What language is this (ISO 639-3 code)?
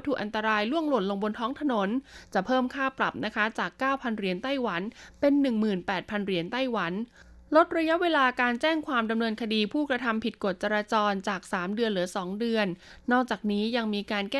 tha